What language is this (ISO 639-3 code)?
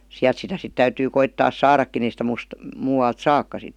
fin